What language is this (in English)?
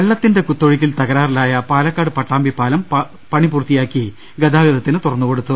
Malayalam